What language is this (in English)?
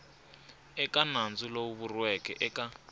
Tsonga